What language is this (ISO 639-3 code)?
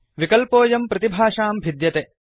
san